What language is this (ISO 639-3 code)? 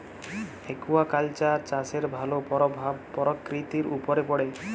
ben